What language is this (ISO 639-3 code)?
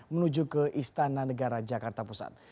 ind